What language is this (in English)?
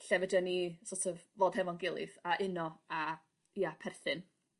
Welsh